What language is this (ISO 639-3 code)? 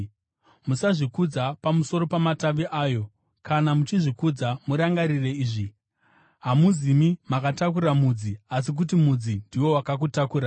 sna